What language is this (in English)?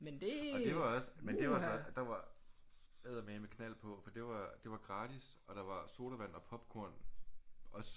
Danish